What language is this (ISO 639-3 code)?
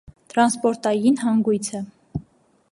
hye